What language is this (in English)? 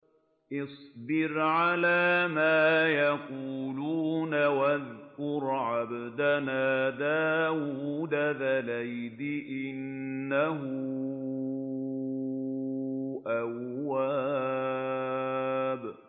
Arabic